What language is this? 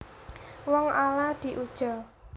Javanese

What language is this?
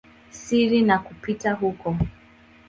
Swahili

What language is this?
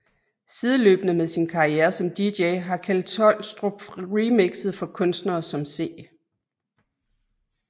Danish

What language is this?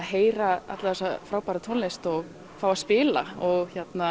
Icelandic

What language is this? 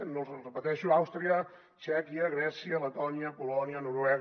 Catalan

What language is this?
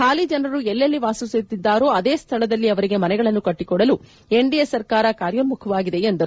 Kannada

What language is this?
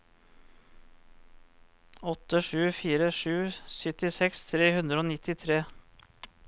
Norwegian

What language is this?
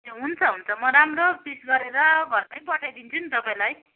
Nepali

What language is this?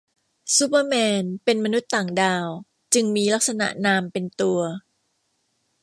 Thai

